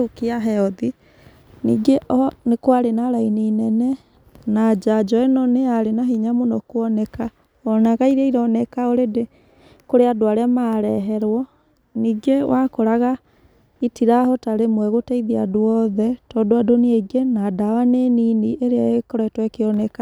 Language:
Kikuyu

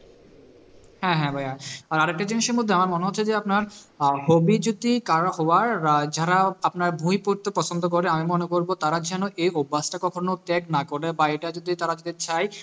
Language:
Bangla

